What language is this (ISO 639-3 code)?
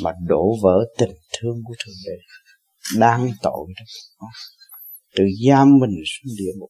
vie